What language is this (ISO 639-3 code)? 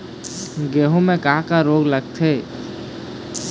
hne